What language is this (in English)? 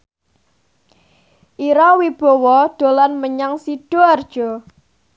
Javanese